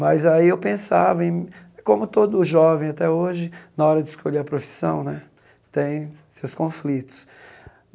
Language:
Portuguese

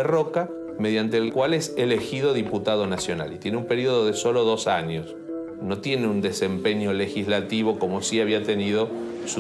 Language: Spanish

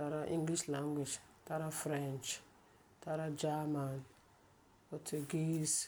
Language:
Frafra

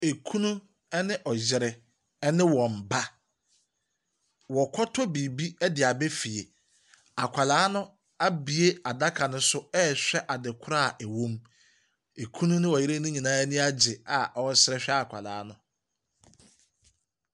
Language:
Akan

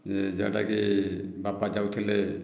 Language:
Odia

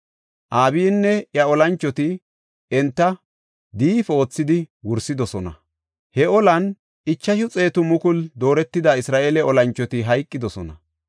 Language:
Gofa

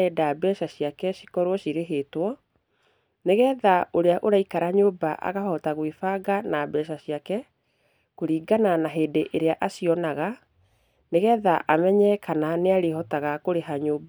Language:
Kikuyu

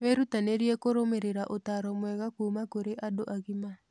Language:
Kikuyu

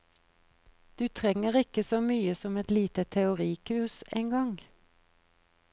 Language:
Norwegian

